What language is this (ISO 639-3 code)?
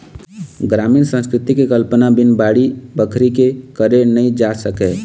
hne